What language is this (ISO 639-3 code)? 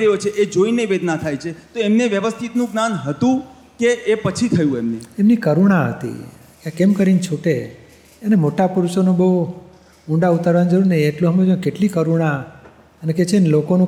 guj